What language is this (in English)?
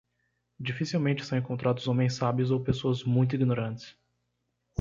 Portuguese